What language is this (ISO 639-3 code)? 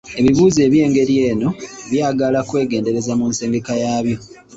lug